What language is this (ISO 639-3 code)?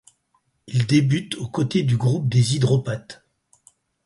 fra